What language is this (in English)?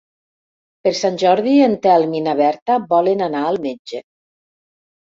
Catalan